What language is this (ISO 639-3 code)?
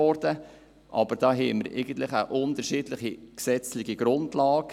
gsw